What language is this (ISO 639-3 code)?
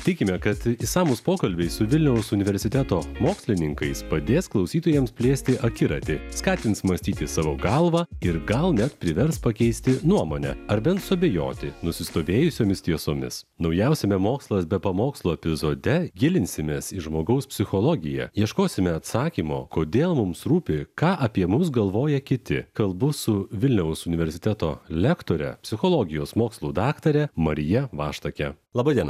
lit